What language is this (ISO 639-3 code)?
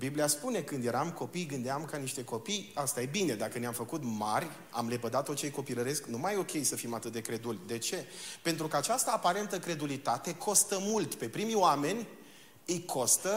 ron